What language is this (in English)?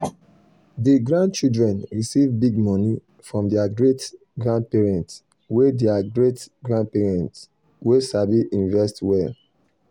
Nigerian Pidgin